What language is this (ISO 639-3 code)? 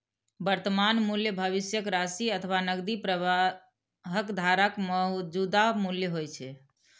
mai